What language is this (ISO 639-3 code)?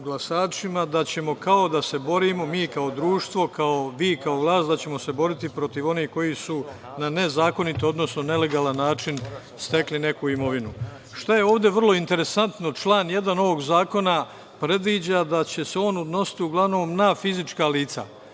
srp